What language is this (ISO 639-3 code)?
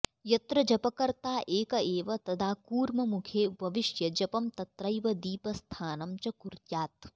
san